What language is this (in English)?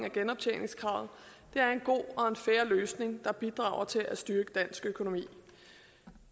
Danish